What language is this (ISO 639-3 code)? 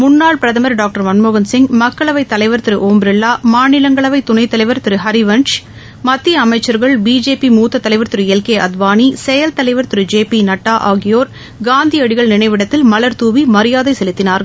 tam